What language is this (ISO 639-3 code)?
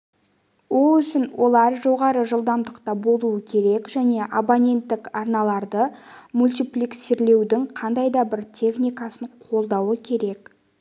kaz